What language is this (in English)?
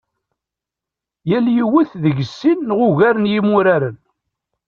Kabyle